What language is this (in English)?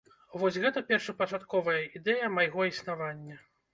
Belarusian